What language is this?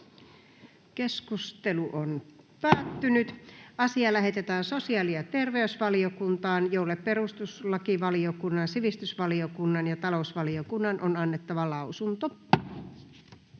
Finnish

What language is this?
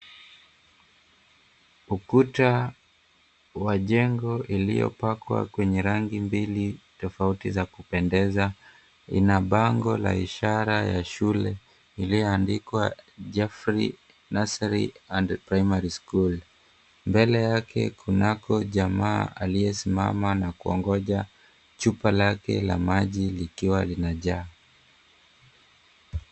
Swahili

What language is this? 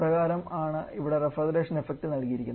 Malayalam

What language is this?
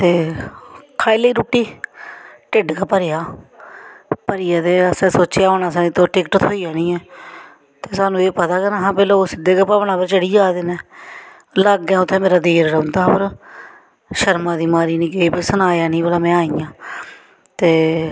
Dogri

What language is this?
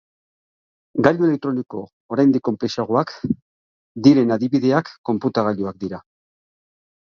Basque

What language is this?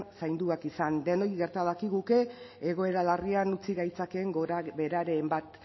Basque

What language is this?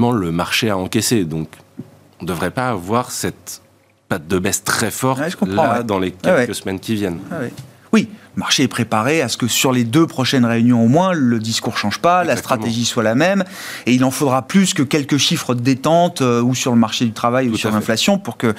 French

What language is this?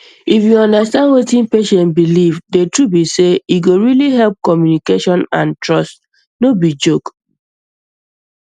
Nigerian Pidgin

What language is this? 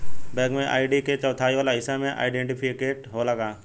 Bhojpuri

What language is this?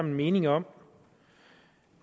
Danish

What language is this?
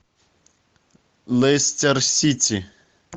Russian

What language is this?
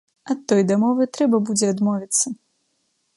Belarusian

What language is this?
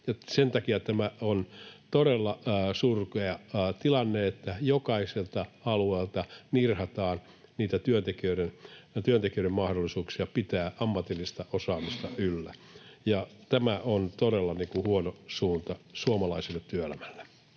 Finnish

